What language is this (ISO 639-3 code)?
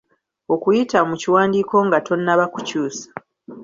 lug